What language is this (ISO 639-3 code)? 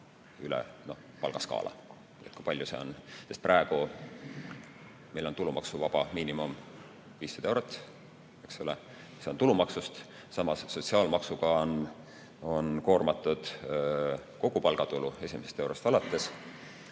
est